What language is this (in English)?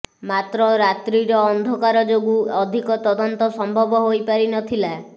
Odia